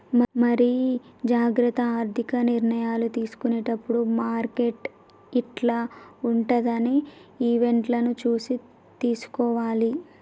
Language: Telugu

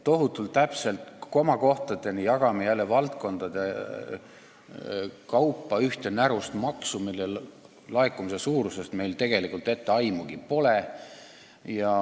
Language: Estonian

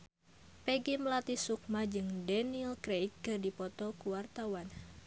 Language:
Sundanese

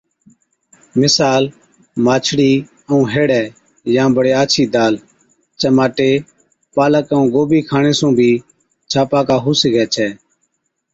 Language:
Od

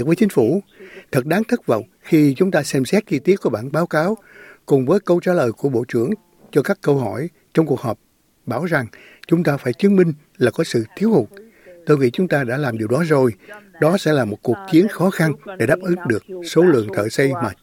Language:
Vietnamese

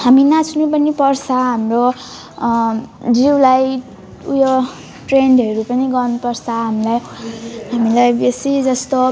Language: Nepali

